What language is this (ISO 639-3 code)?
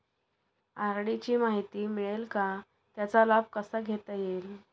mar